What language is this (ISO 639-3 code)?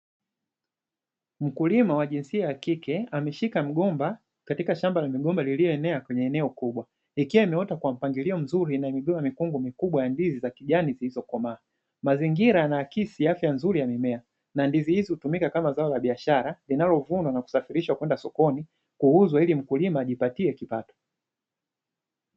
swa